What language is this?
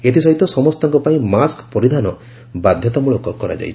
Odia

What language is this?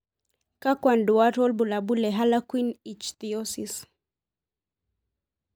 Masai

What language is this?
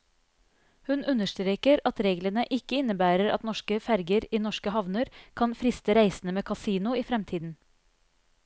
Norwegian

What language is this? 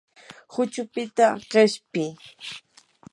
Yanahuanca Pasco Quechua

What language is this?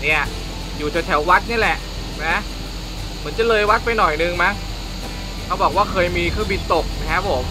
Thai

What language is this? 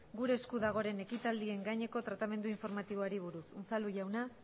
Basque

